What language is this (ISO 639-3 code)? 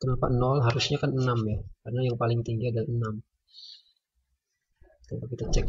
ind